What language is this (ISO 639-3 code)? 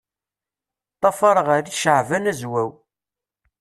kab